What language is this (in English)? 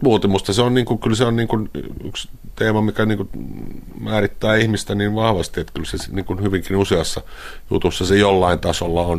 Finnish